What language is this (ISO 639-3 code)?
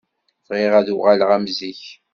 kab